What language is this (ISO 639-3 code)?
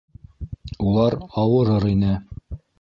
bak